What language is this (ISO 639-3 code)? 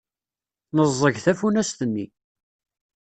kab